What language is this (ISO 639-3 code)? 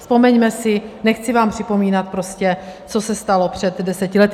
ces